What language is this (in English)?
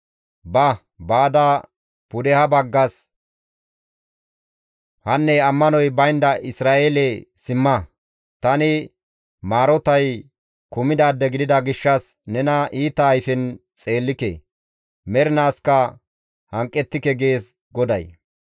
Gamo